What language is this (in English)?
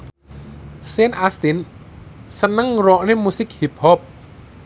Javanese